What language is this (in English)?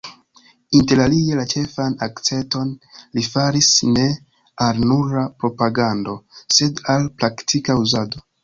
Esperanto